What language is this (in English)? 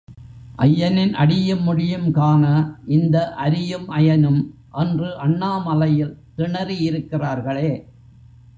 Tamil